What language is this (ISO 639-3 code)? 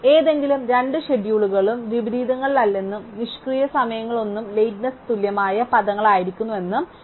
mal